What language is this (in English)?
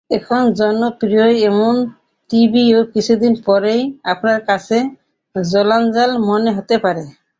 Bangla